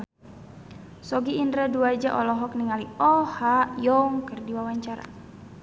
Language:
Sundanese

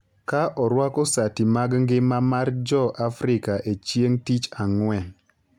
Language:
Luo (Kenya and Tanzania)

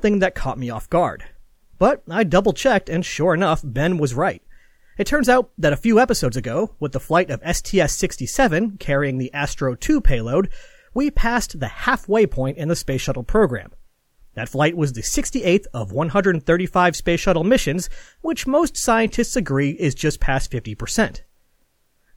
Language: English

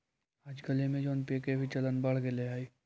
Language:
Magahi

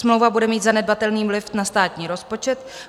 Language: Czech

